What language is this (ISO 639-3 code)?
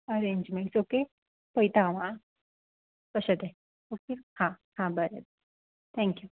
kok